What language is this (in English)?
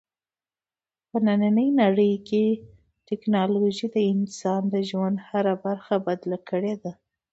Pashto